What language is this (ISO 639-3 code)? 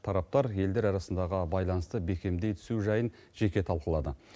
kaz